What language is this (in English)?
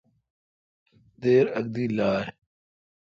Kalkoti